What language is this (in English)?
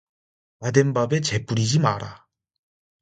Korean